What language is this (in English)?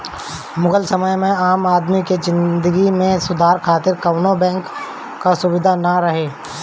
Bhojpuri